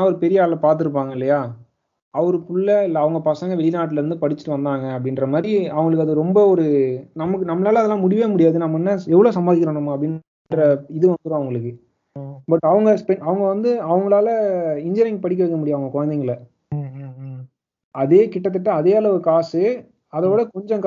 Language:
Tamil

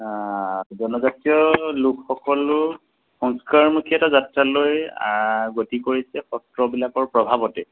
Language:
Assamese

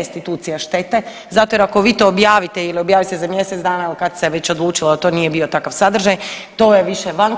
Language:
Croatian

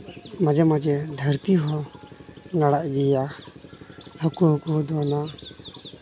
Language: Santali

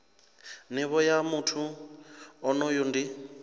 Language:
Venda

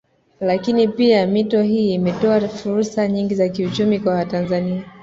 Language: Swahili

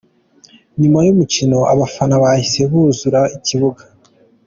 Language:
Kinyarwanda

